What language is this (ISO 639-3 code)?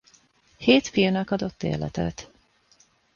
hun